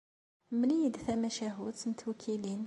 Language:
Kabyle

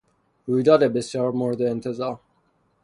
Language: Persian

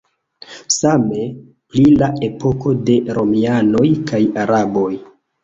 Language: Esperanto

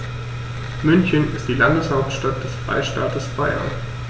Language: German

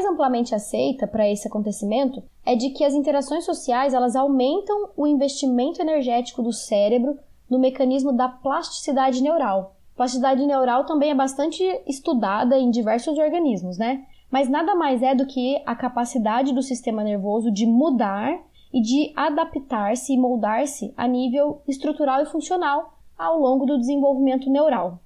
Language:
Portuguese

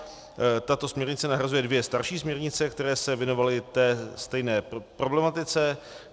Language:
Czech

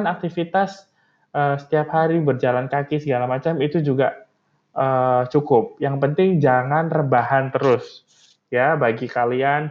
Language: Indonesian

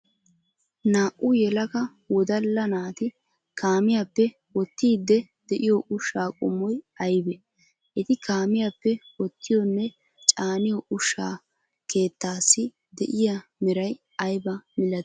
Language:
Wolaytta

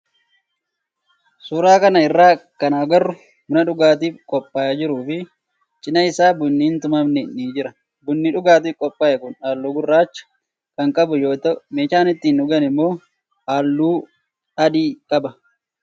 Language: Oromo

